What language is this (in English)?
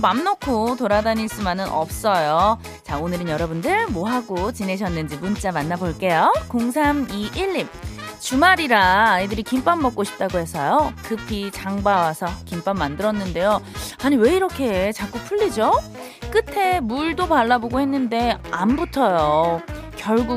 Korean